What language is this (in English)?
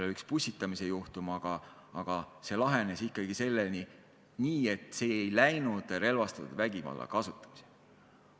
Estonian